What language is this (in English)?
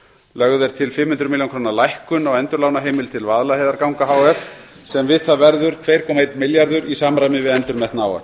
Icelandic